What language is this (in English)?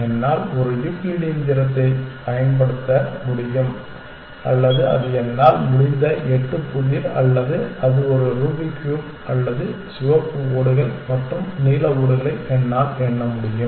Tamil